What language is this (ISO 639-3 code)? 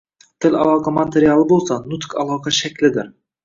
uzb